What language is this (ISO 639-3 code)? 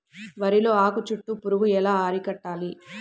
tel